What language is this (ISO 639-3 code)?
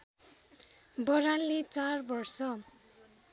nep